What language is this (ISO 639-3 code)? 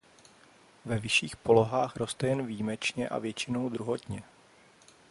ces